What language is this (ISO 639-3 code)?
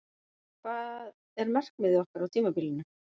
isl